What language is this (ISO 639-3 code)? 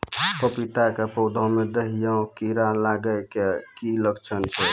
mai